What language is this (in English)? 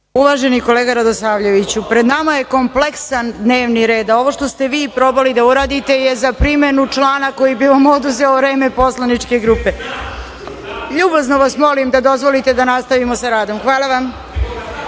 Serbian